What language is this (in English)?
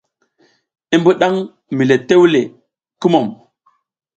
South Giziga